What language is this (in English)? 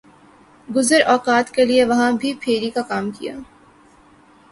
Urdu